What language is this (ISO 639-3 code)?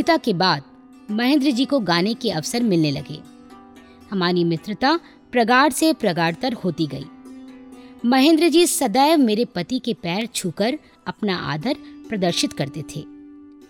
hin